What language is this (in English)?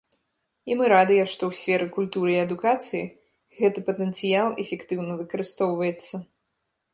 Belarusian